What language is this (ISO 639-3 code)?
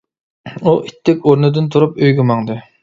uig